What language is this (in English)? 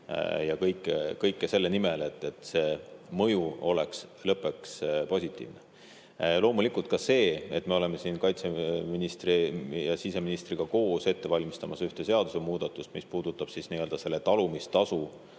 Estonian